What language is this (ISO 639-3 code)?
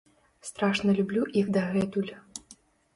bel